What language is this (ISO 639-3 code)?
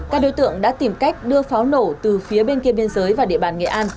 vie